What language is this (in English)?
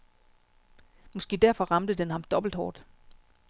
Danish